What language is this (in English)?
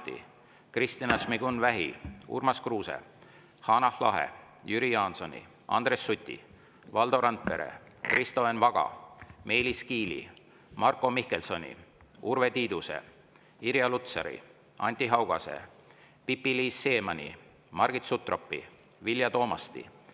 Estonian